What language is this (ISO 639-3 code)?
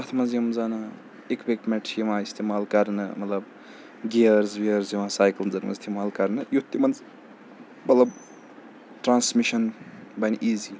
kas